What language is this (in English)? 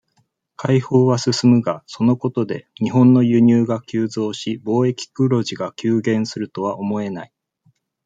Japanese